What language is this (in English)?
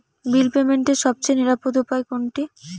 Bangla